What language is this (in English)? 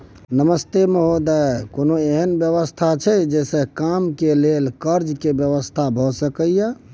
Maithili